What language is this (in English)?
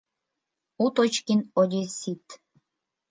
Mari